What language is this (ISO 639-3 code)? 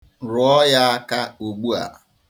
ibo